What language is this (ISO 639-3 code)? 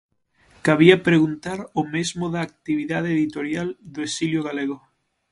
glg